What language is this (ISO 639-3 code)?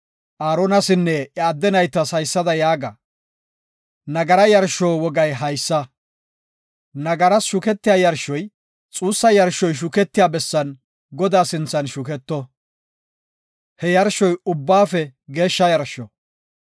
gof